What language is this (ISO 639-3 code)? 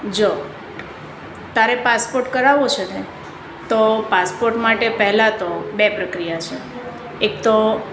guj